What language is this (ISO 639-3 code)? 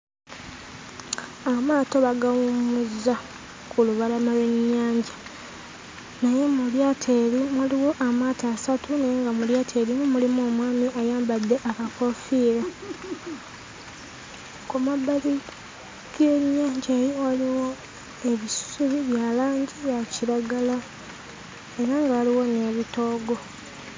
lug